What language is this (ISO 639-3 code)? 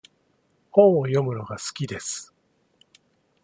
jpn